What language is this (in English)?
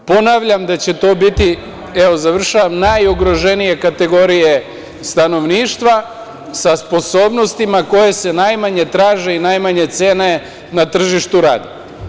Serbian